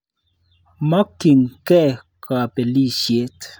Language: Kalenjin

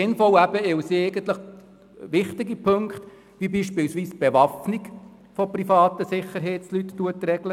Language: Swiss German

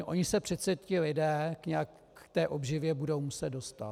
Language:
Czech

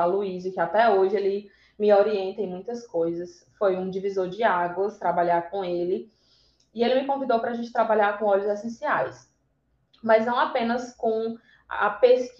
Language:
Portuguese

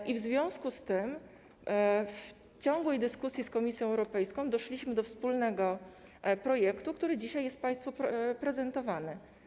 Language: Polish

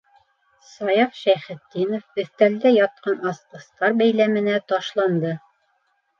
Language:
Bashkir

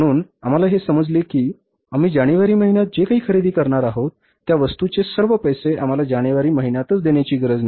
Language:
Marathi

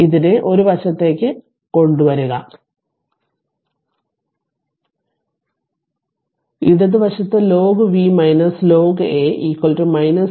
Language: Malayalam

